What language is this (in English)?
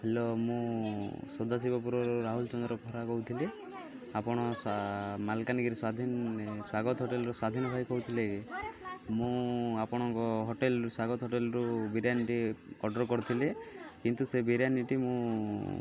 Odia